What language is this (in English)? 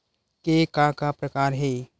Chhattisgarhi